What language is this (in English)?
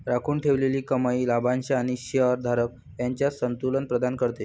Marathi